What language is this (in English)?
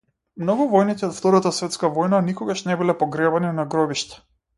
Macedonian